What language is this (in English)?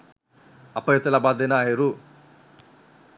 Sinhala